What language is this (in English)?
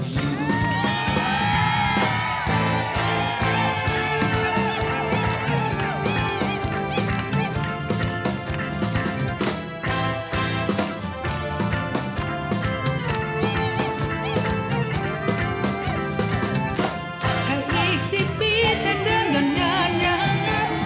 Thai